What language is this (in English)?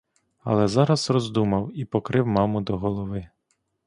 Ukrainian